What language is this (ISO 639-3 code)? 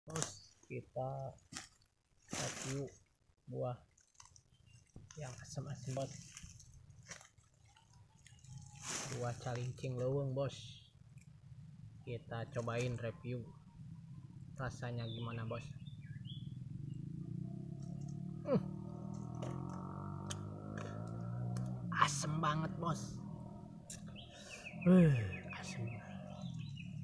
ind